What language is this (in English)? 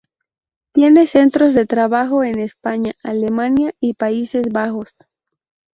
Spanish